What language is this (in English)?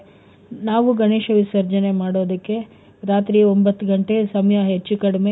Kannada